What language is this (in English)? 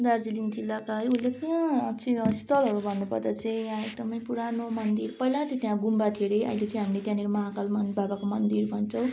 Nepali